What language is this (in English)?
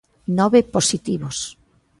Galician